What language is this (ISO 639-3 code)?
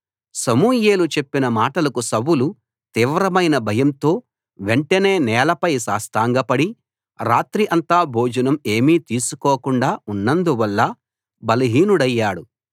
tel